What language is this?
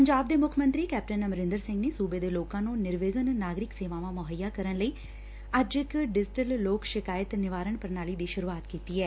Punjabi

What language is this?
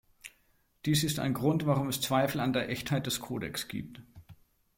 German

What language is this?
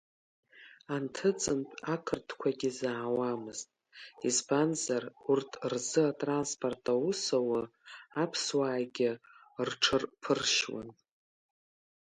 Abkhazian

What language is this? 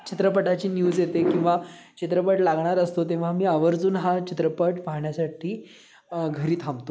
Marathi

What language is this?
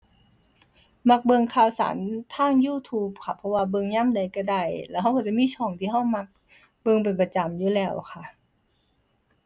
Thai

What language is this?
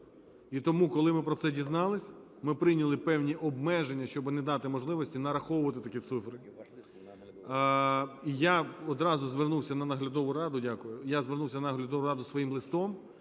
Ukrainian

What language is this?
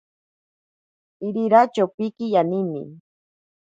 Ashéninka Perené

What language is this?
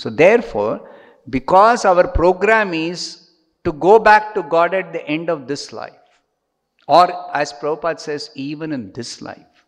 English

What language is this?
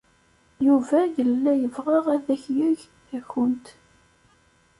Kabyle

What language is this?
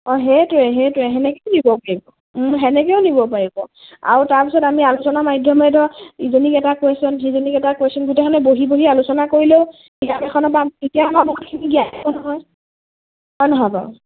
Assamese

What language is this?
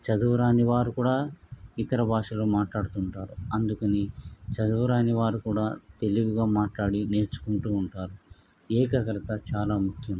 Telugu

